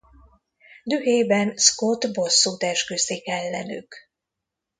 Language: Hungarian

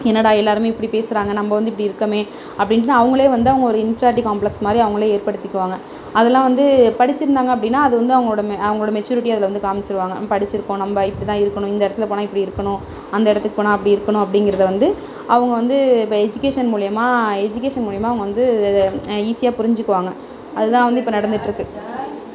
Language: Tamil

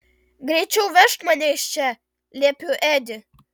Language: Lithuanian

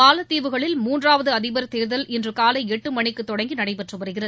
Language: Tamil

